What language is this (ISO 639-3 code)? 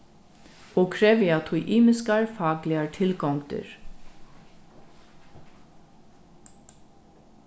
fao